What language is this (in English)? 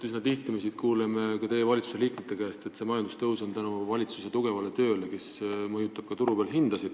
Estonian